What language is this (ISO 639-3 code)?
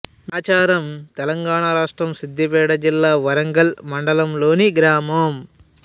tel